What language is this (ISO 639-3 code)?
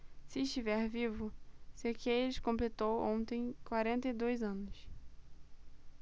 por